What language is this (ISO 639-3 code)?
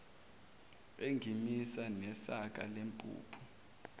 zul